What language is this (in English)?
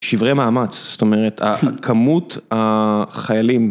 Hebrew